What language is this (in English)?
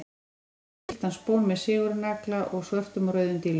Icelandic